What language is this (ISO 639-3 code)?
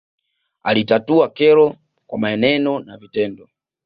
swa